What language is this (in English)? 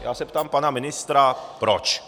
Czech